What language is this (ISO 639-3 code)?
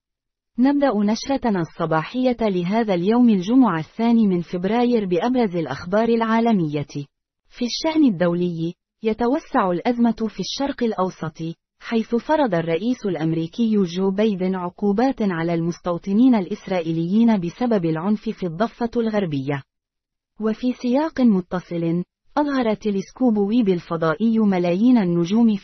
ara